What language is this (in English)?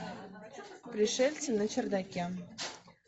Russian